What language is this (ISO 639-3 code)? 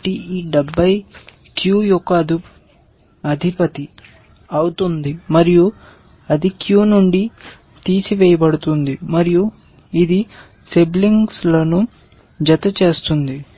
tel